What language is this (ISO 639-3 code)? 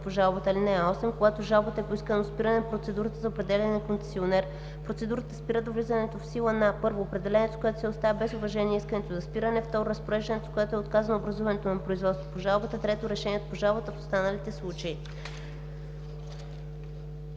bul